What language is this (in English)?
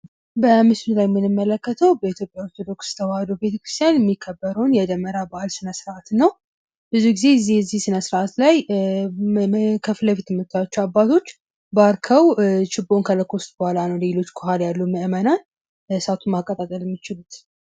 Amharic